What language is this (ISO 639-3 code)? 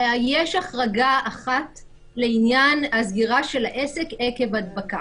heb